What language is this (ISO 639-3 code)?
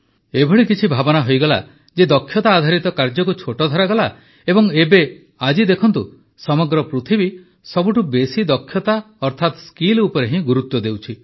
ori